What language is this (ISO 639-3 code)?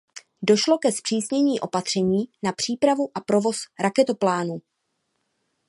ces